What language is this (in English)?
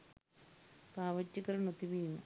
Sinhala